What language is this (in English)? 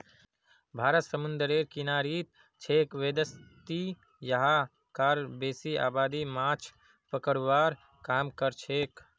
Magahi